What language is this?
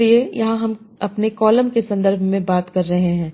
Hindi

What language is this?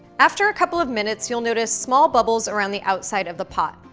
English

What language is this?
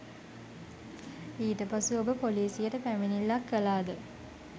Sinhala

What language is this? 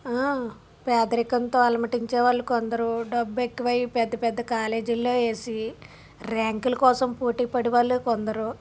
Telugu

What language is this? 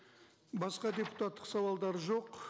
Kazakh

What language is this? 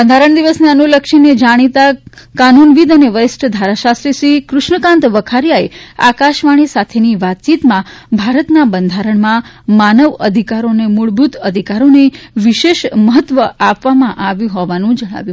Gujarati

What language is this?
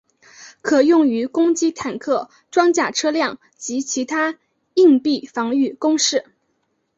Chinese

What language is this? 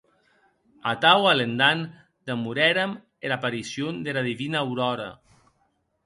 Occitan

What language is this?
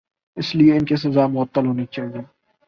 Urdu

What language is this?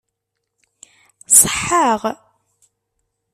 Kabyle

